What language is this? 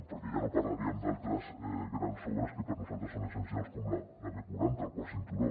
Catalan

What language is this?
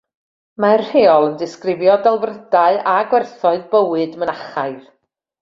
Welsh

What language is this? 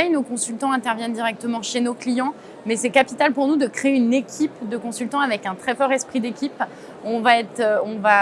French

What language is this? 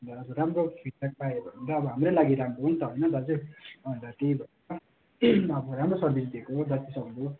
Nepali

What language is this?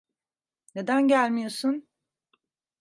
Turkish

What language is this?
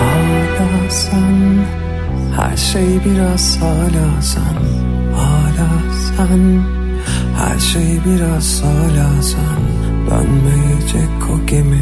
Turkish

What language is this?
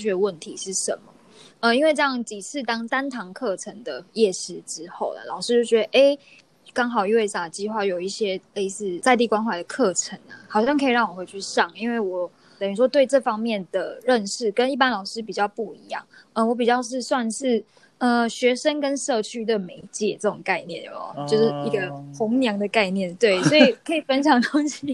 Chinese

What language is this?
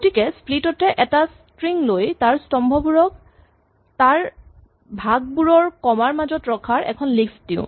Assamese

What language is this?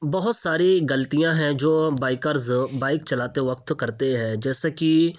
Urdu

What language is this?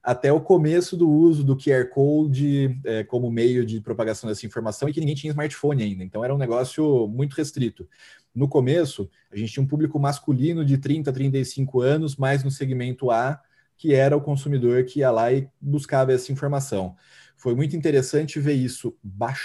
Portuguese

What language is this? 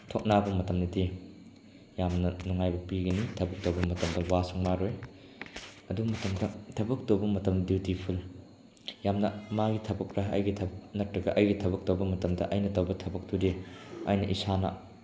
Manipuri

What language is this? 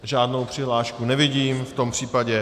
Czech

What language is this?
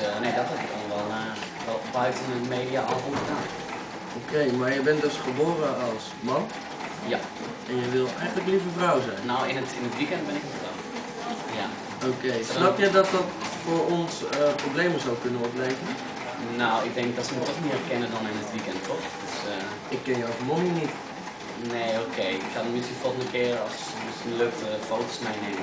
Dutch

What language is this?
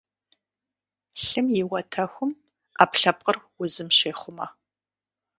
Kabardian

